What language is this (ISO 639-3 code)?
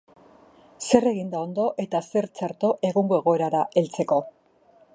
eus